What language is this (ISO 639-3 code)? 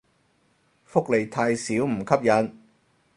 yue